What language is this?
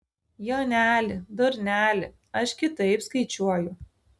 Lithuanian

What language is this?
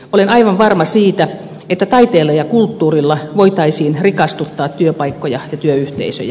Finnish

